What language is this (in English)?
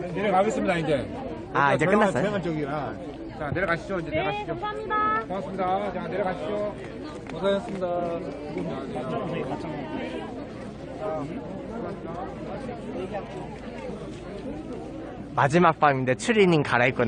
Korean